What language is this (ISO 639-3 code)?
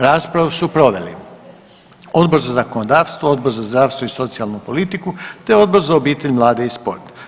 hrv